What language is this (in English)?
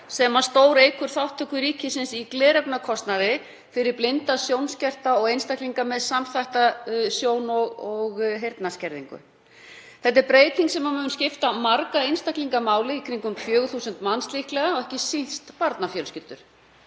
Icelandic